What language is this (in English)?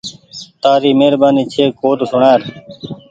Goaria